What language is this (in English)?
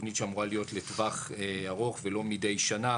Hebrew